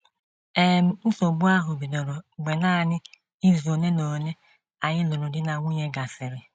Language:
Igbo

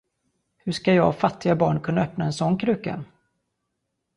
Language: Swedish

